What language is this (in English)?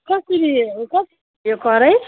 Nepali